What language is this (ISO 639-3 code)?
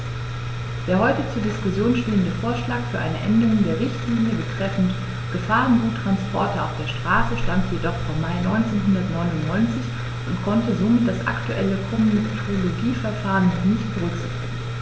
deu